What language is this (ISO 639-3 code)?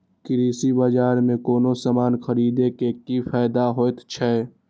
mai